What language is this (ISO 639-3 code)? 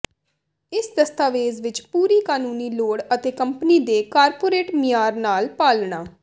pan